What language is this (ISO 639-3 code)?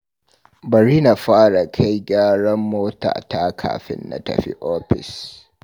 hau